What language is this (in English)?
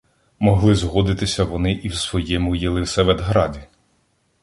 Ukrainian